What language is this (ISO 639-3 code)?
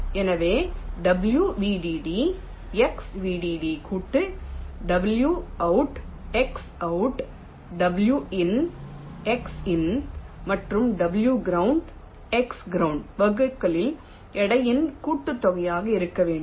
tam